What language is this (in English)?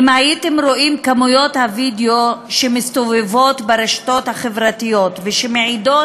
Hebrew